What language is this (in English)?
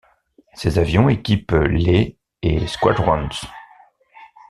French